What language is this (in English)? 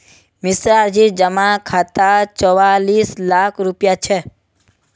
Magahi